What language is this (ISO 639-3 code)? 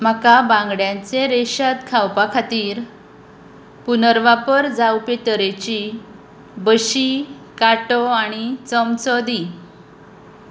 kok